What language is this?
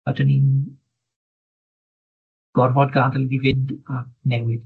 Welsh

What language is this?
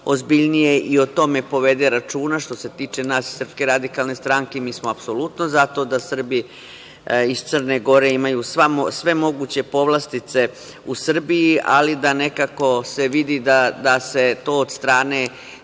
Serbian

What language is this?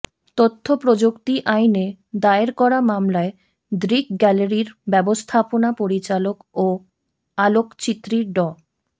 Bangla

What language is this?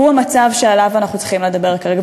Hebrew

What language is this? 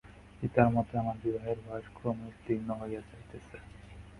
Bangla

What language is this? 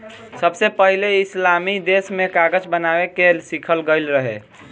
Bhojpuri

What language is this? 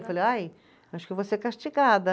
Portuguese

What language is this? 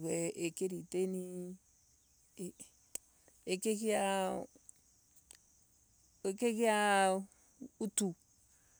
Embu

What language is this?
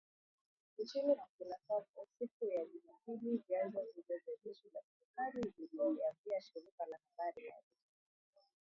Swahili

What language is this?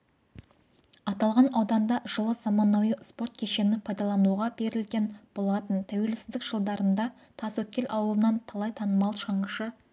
Kazakh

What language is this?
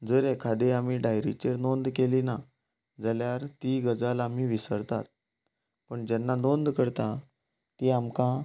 Konkani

